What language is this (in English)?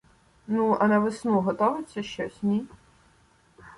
Ukrainian